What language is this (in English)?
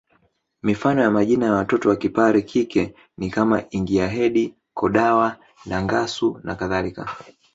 Swahili